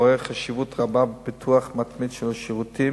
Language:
Hebrew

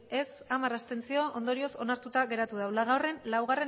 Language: Basque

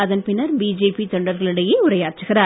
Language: Tamil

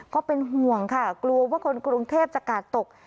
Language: Thai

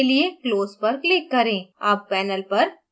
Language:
Hindi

